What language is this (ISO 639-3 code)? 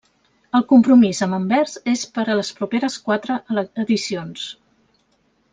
cat